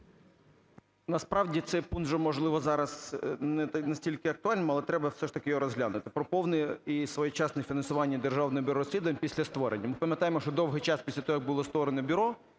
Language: Ukrainian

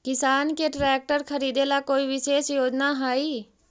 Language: Magahi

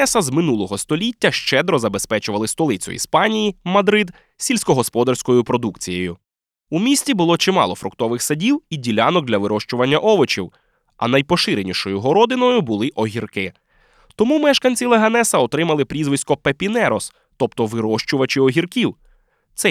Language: Ukrainian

